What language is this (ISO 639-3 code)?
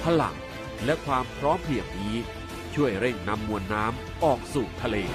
tha